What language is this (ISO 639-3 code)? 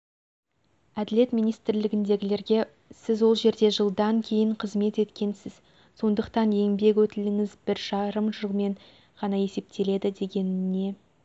kaz